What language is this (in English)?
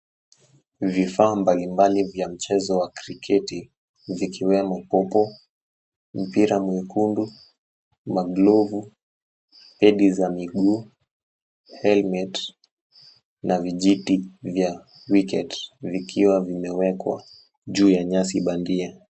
Swahili